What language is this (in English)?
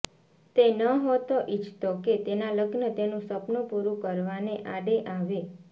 Gujarati